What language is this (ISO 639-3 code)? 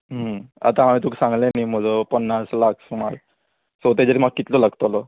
kok